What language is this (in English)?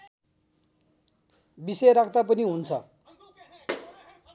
Nepali